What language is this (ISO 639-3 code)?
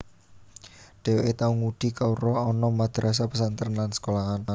jav